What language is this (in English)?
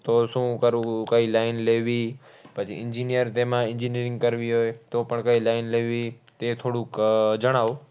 Gujarati